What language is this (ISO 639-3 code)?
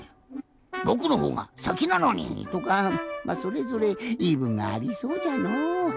jpn